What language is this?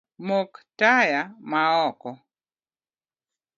Luo (Kenya and Tanzania)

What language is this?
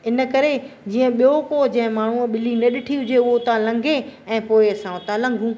Sindhi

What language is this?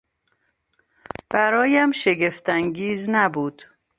Persian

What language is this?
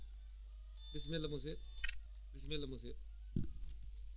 Fula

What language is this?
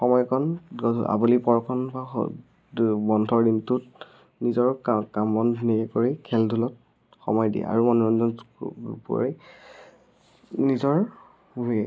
Assamese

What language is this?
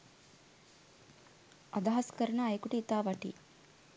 Sinhala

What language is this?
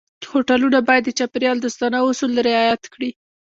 Pashto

